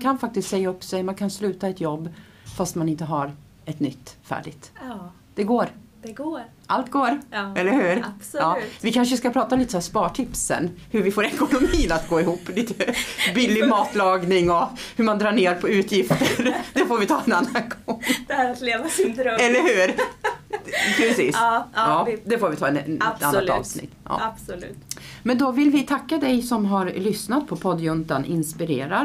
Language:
Swedish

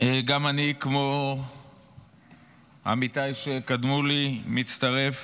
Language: Hebrew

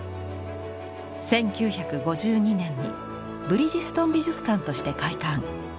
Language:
Japanese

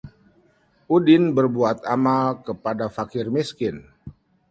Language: Indonesian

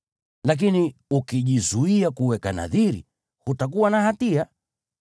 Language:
Swahili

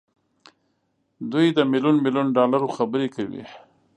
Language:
Pashto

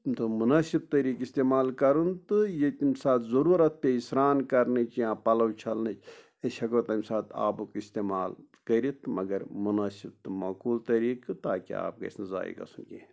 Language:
Kashmiri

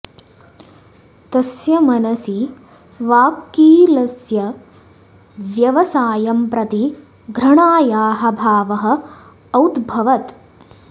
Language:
Sanskrit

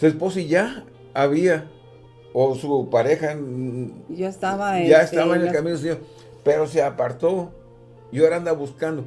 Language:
Spanish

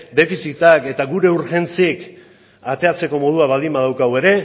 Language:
Basque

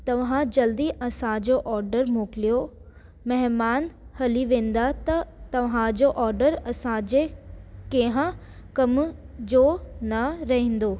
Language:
Sindhi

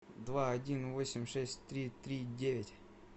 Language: Russian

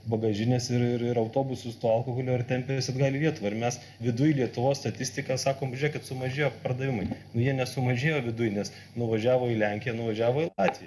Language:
Lithuanian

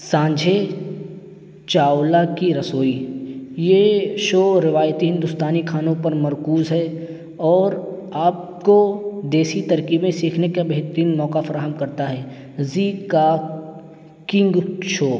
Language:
Urdu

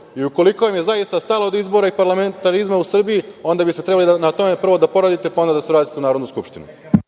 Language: Serbian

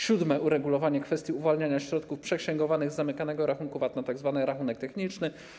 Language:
Polish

